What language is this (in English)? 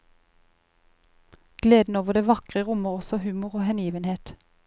Norwegian